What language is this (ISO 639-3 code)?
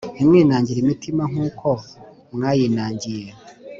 kin